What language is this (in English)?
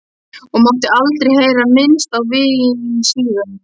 Icelandic